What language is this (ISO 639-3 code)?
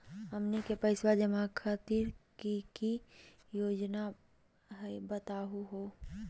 mag